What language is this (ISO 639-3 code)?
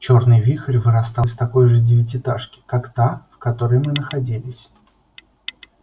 rus